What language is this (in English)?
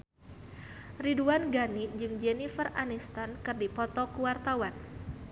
Sundanese